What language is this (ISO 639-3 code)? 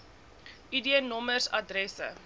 afr